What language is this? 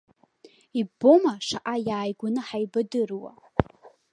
Abkhazian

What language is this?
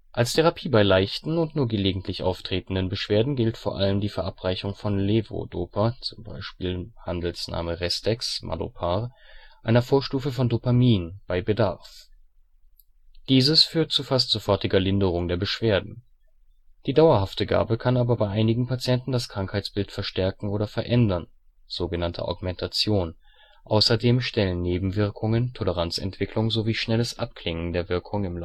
German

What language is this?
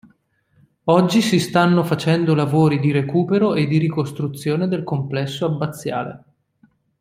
Italian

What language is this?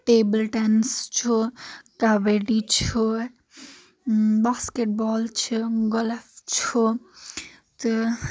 Kashmiri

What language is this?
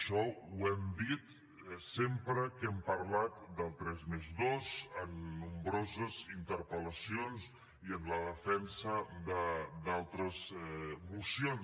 Catalan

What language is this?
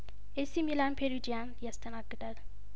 Amharic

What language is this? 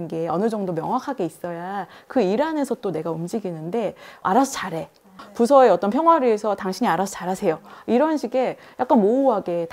Korean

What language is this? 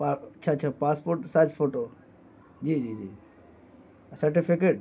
Urdu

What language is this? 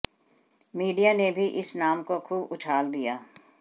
Hindi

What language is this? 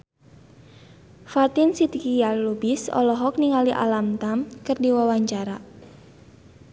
Sundanese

